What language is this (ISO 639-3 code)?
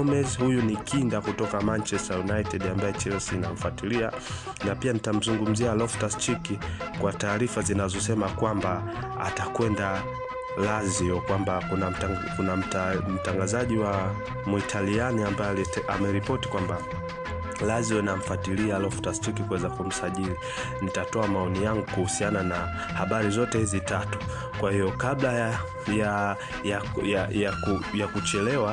swa